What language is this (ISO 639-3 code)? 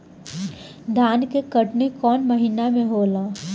bho